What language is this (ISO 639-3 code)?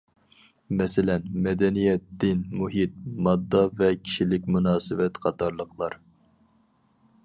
uig